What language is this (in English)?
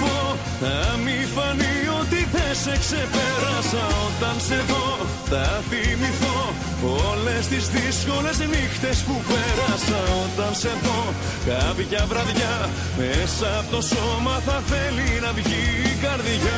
Greek